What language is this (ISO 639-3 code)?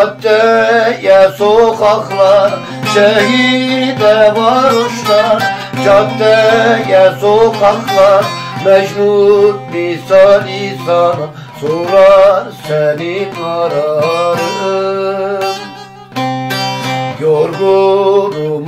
tur